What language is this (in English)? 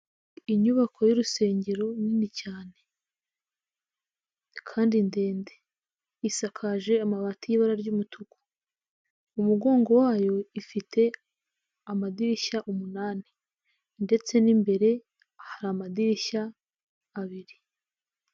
Kinyarwanda